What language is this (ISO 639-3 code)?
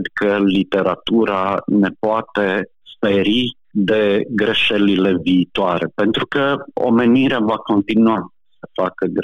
ron